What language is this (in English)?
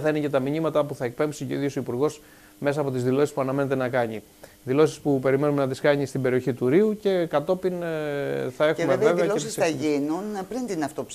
Greek